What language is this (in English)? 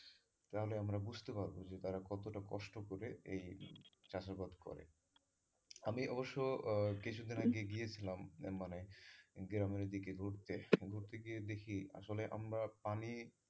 Bangla